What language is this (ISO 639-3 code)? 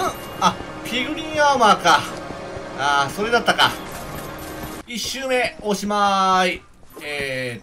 jpn